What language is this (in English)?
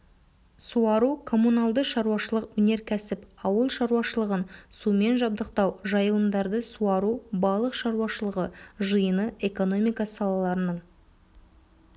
Kazakh